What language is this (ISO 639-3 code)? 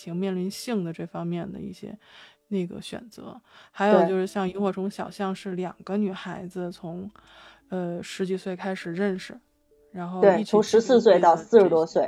zho